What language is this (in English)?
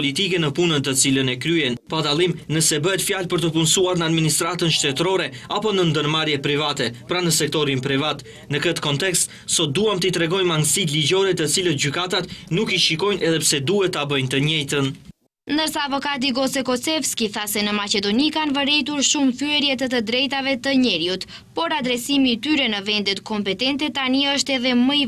Romanian